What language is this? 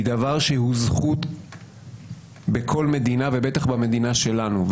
Hebrew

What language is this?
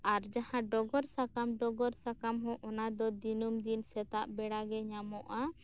Santali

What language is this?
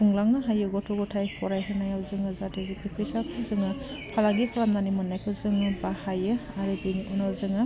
Bodo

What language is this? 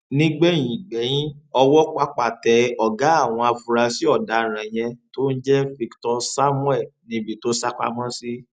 Yoruba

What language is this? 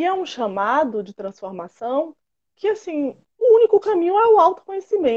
Portuguese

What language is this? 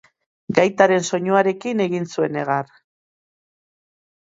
Basque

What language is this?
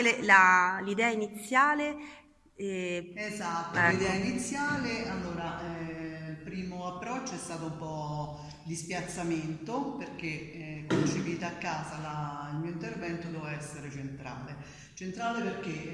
Italian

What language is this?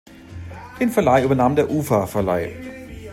German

